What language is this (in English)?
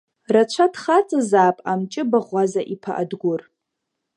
Abkhazian